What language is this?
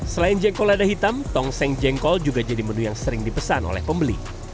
Indonesian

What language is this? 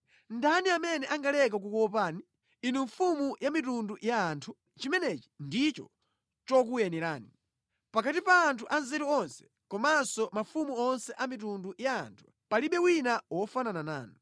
Nyanja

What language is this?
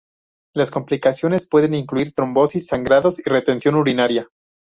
Spanish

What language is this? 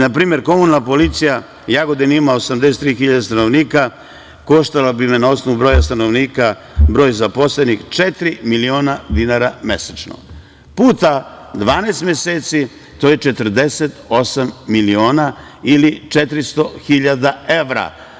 Serbian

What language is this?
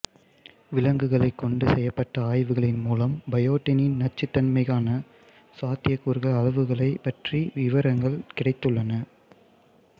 Tamil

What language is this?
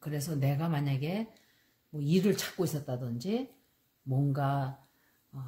Korean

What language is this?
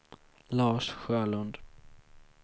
Swedish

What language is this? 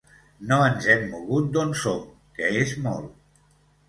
Catalan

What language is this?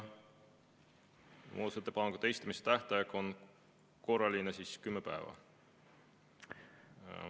Estonian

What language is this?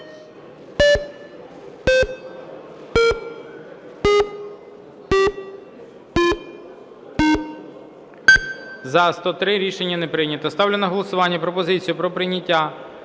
Ukrainian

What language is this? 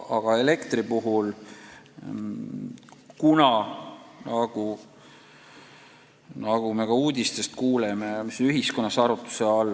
Estonian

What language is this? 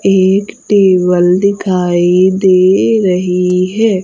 Hindi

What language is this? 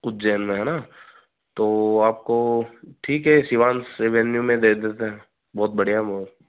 Hindi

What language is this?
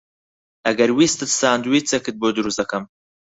Central Kurdish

